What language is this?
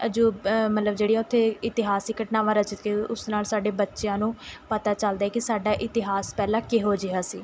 Punjabi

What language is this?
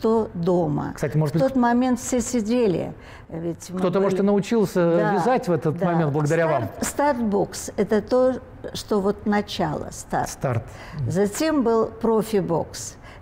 Russian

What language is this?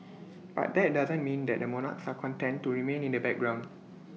English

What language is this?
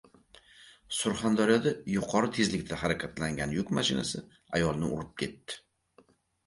Uzbek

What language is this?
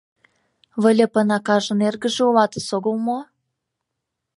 Mari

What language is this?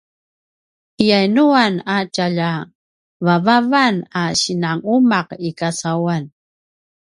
Paiwan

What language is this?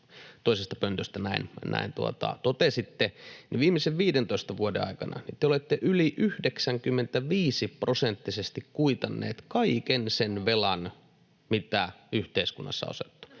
Finnish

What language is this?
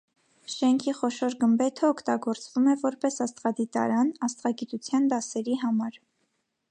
Armenian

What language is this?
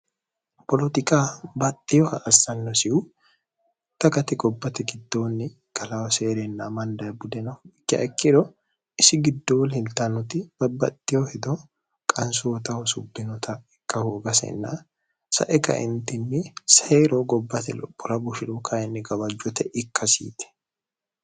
Sidamo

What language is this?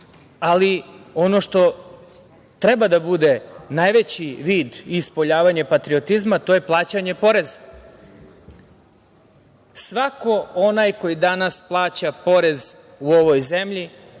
Serbian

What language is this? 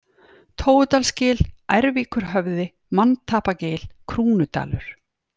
Icelandic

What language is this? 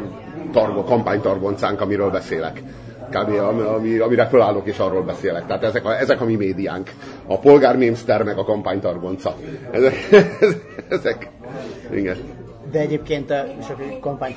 Hungarian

